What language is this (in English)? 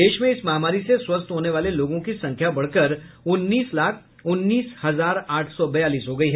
Hindi